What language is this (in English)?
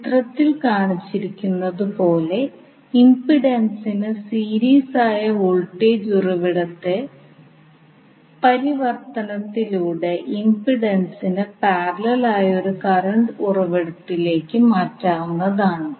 Malayalam